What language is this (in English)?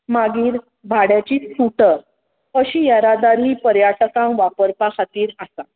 Konkani